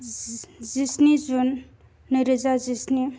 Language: Bodo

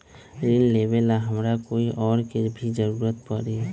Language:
Magahi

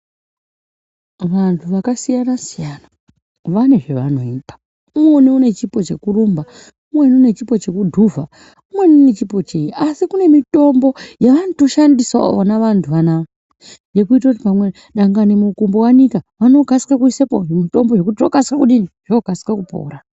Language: Ndau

